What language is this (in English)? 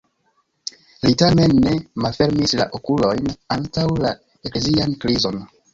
Esperanto